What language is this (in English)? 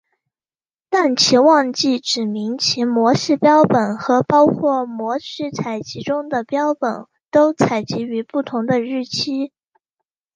Chinese